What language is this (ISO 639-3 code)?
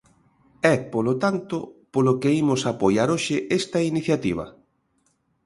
glg